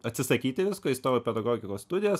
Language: Lithuanian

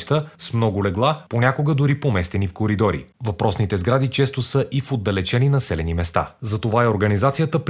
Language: Bulgarian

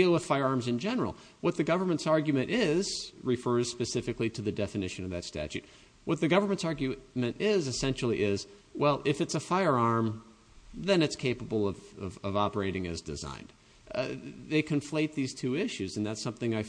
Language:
English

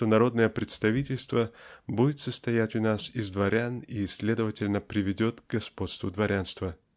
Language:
Russian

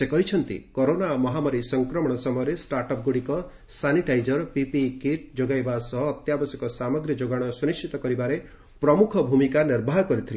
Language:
Odia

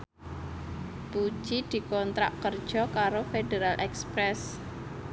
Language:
Javanese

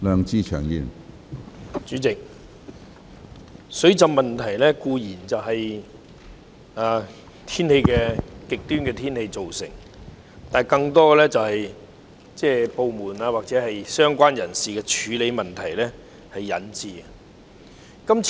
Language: Cantonese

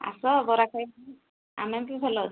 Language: Odia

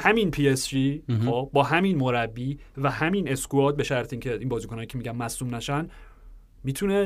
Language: Persian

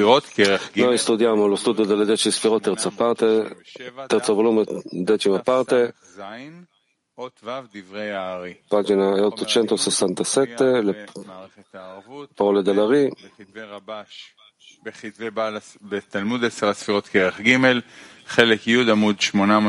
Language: Italian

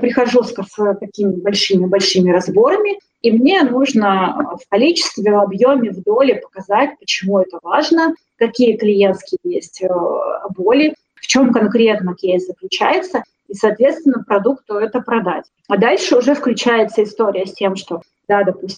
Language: Russian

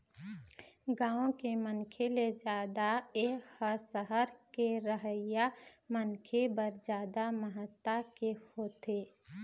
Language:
Chhattisgarhi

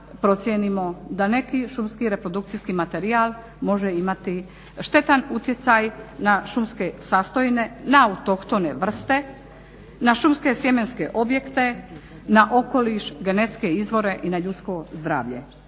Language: Croatian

